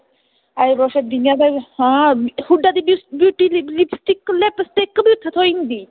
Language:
Dogri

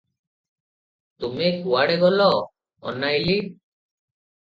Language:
Odia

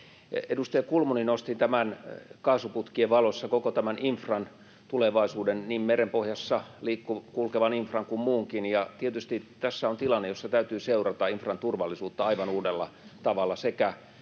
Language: Finnish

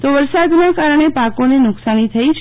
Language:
Gujarati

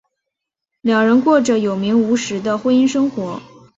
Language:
Chinese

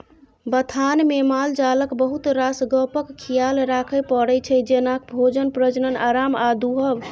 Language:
Maithili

